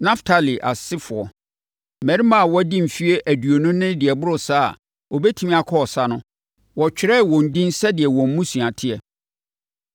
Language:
Akan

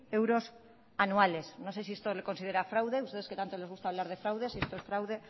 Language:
Spanish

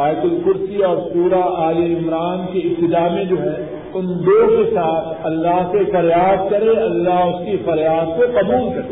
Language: Urdu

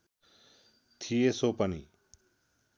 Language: Nepali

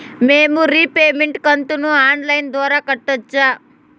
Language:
Telugu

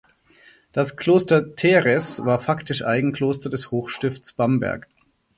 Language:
German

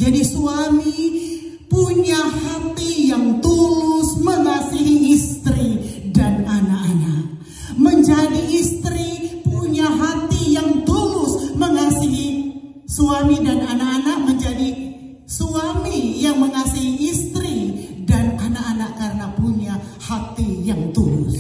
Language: Indonesian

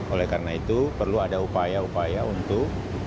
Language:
Indonesian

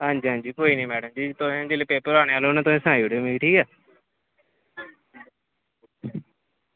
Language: Dogri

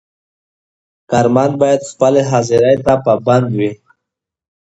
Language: Pashto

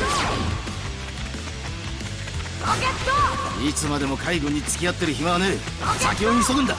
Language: Japanese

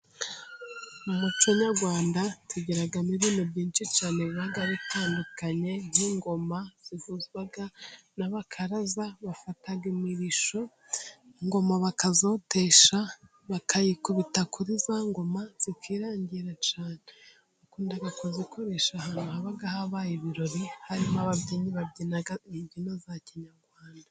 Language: Kinyarwanda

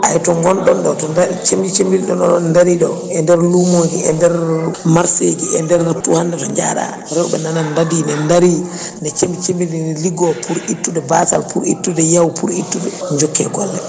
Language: Fula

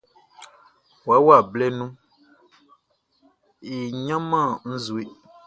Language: Baoulé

